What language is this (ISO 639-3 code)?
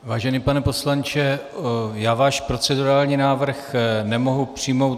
ces